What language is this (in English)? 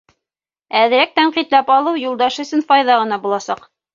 Bashkir